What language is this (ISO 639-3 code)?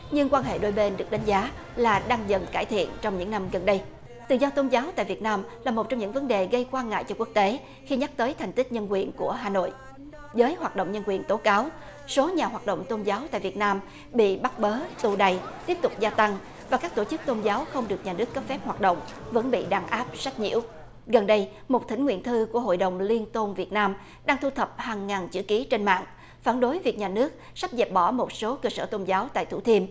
vie